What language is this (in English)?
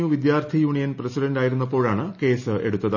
Malayalam